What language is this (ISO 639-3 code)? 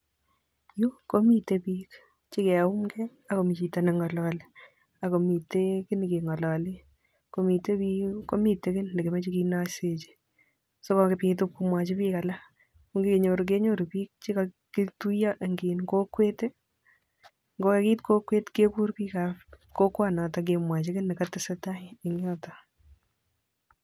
kln